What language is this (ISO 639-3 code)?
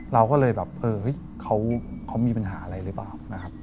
tha